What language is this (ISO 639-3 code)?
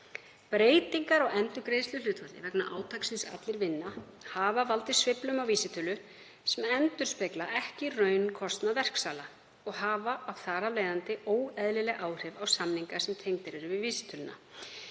isl